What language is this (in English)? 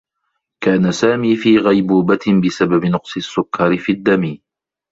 Arabic